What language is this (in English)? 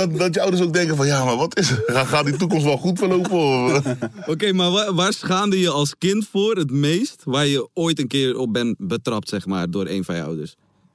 Dutch